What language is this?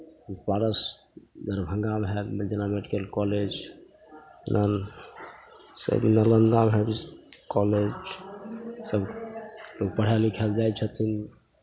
Maithili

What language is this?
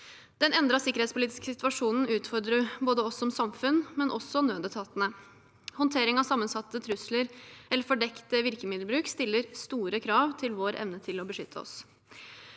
Norwegian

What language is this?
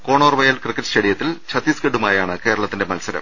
Malayalam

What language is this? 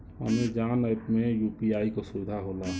Bhojpuri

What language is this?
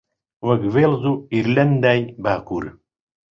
Central Kurdish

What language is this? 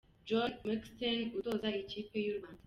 Kinyarwanda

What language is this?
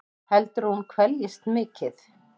Icelandic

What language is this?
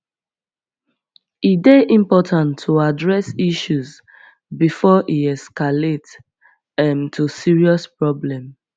Nigerian Pidgin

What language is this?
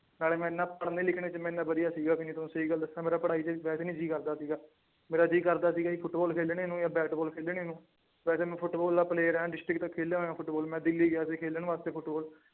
Punjabi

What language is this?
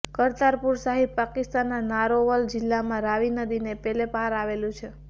Gujarati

